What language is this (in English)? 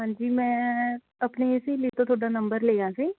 Punjabi